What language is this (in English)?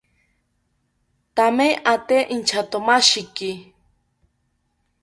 South Ucayali Ashéninka